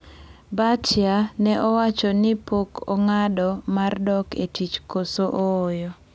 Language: Luo (Kenya and Tanzania)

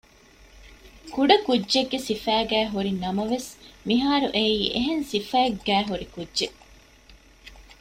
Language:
Divehi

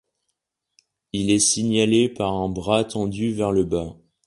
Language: French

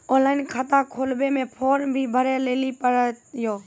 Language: Maithili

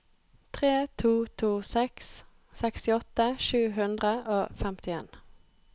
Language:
Norwegian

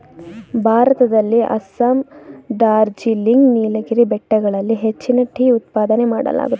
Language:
Kannada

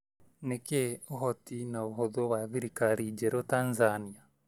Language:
Kikuyu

